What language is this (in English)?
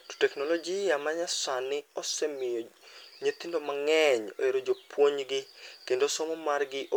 Luo (Kenya and Tanzania)